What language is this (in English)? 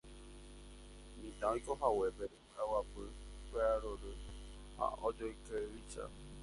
Guarani